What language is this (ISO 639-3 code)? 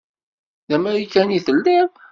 kab